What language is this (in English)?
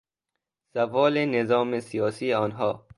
Persian